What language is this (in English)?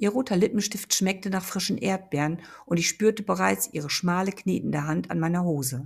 German